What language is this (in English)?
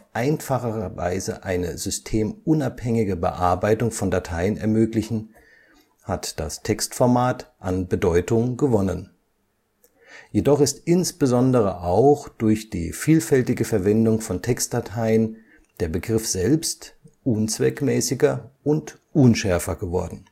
German